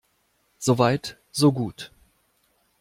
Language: German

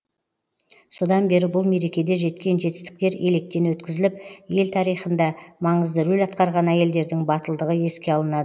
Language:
Kazakh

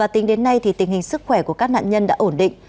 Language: Vietnamese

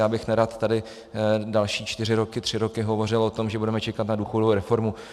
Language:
Czech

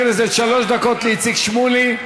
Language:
Hebrew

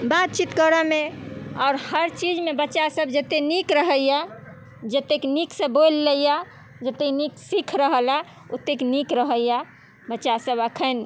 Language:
Maithili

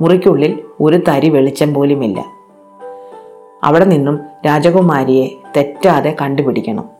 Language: Malayalam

